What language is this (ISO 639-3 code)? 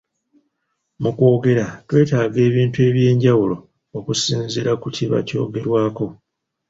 lug